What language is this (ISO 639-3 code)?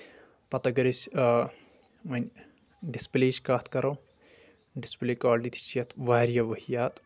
kas